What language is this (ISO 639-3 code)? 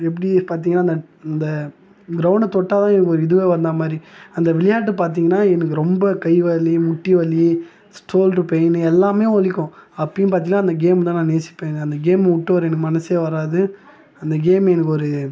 tam